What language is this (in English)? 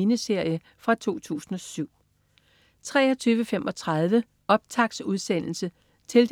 Danish